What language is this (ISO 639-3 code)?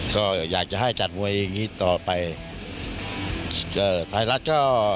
tha